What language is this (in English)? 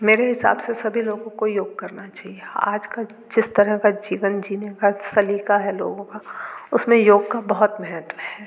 Hindi